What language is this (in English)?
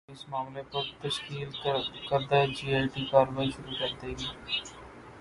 Urdu